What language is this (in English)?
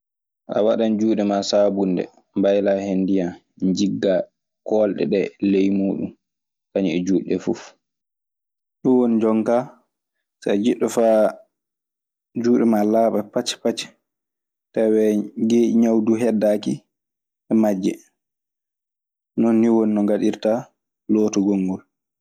Maasina Fulfulde